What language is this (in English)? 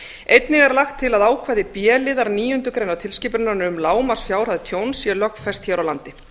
Icelandic